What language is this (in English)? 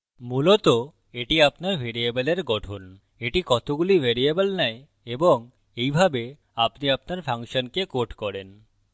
Bangla